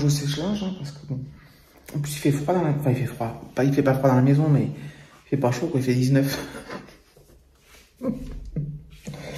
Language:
French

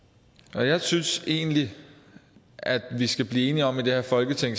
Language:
Danish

